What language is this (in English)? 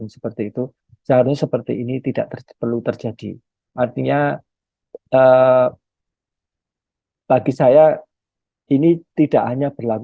Indonesian